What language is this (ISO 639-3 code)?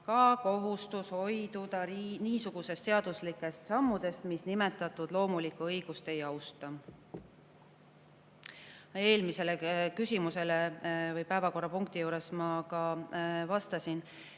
est